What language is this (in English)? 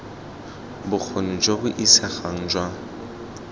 Tswana